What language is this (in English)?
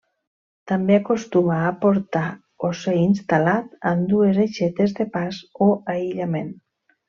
Catalan